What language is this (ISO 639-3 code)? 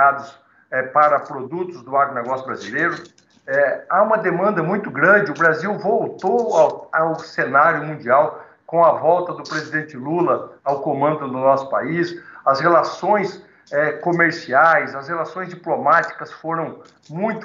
por